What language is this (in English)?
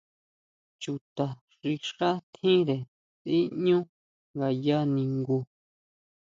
Huautla Mazatec